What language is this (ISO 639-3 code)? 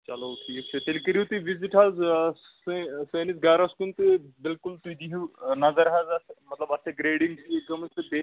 kas